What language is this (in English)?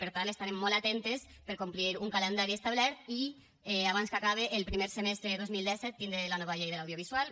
Catalan